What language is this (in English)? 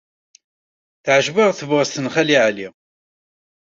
Kabyle